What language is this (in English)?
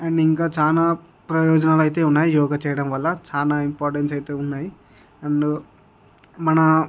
Telugu